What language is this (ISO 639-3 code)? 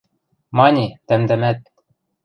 mrj